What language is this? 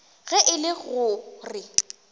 Northern Sotho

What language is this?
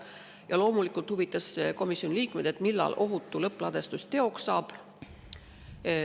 Estonian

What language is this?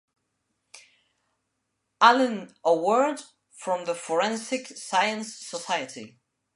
English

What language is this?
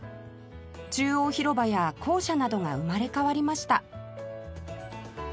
Japanese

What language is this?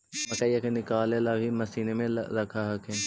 Magahi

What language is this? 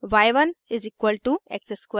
Hindi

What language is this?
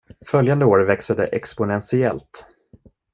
Swedish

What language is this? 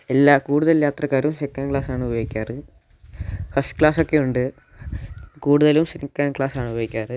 Malayalam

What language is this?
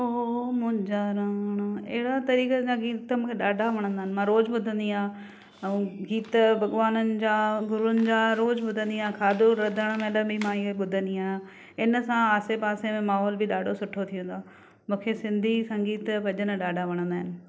Sindhi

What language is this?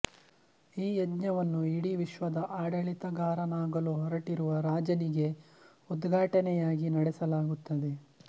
Kannada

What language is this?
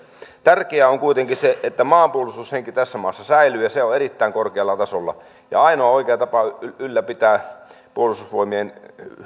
Finnish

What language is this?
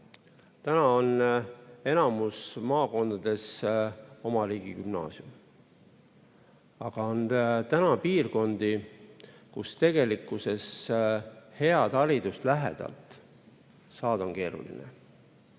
Estonian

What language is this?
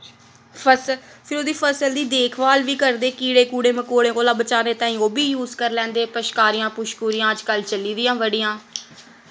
Dogri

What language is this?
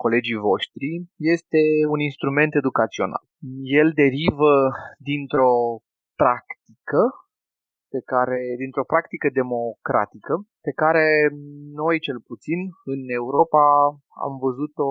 Romanian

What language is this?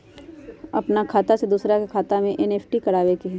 Magahi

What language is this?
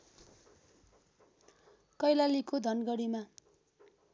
Nepali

